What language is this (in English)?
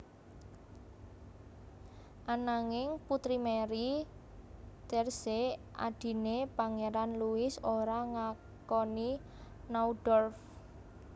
Javanese